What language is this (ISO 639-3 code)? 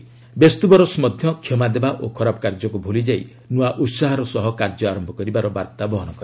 ori